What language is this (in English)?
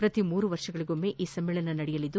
Kannada